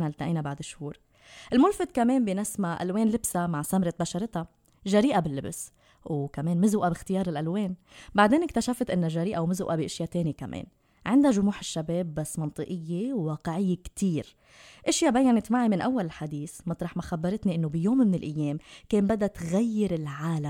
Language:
Arabic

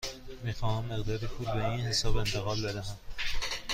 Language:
Persian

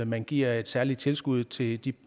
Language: Danish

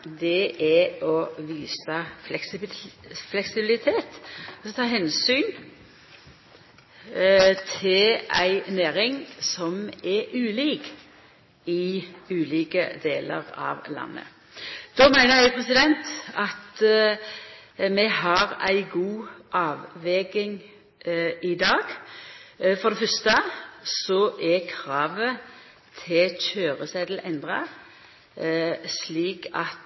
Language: Norwegian Nynorsk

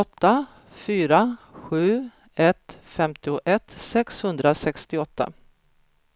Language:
Swedish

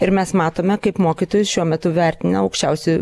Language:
Lithuanian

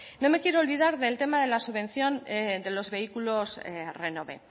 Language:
Spanish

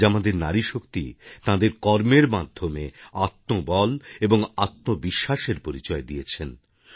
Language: Bangla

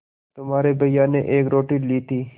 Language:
Hindi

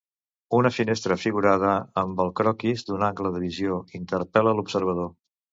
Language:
Catalan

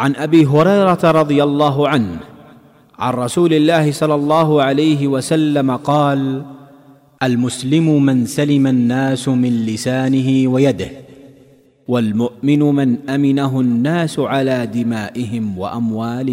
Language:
Filipino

